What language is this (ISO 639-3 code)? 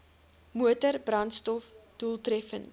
afr